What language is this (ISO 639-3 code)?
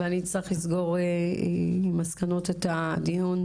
heb